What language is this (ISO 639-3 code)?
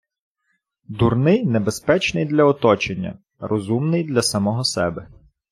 ukr